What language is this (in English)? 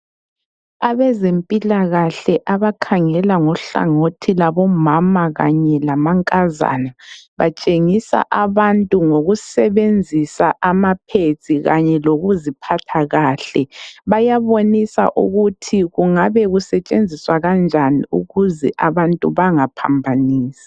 North Ndebele